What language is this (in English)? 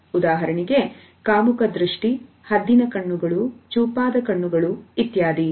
Kannada